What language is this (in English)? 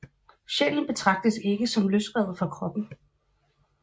Danish